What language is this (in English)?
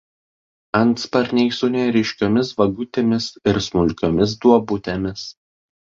Lithuanian